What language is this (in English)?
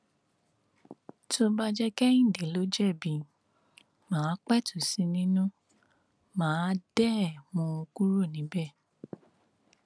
Yoruba